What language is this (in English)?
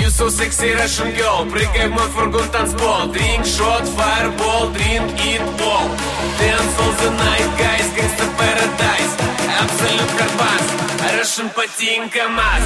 Hungarian